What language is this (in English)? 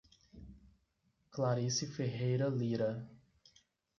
Portuguese